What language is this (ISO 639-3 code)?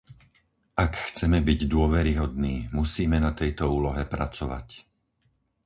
slk